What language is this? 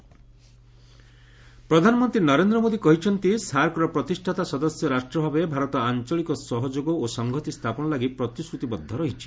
Odia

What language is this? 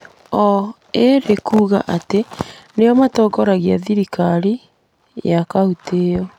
Kikuyu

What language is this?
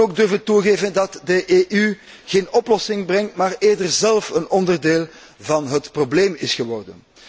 Dutch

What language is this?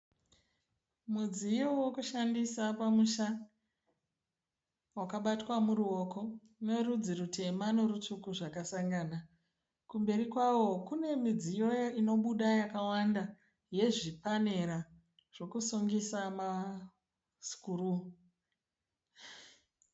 Shona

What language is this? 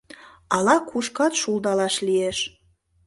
Mari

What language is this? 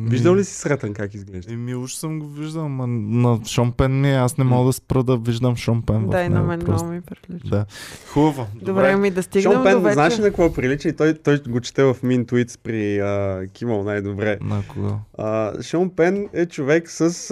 Bulgarian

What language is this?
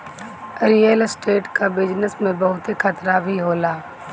Bhojpuri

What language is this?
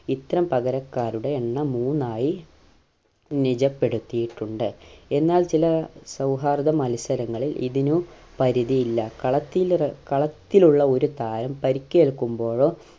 Malayalam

